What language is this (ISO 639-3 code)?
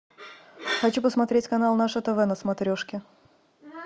rus